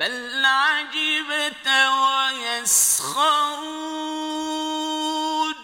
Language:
Arabic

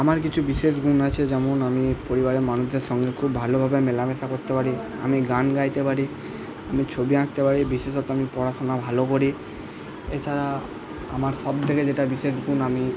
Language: Bangla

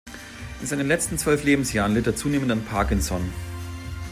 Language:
German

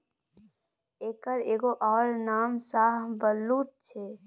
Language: Maithili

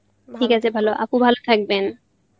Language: Bangla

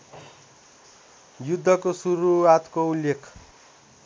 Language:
Nepali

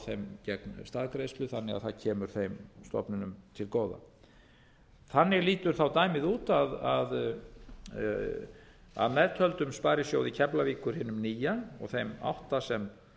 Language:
Icelandic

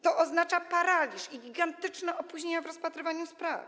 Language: Polish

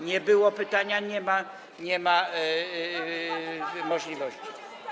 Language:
Polish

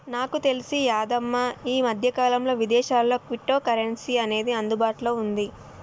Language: Telugu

